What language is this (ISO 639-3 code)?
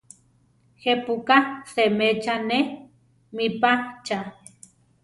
tar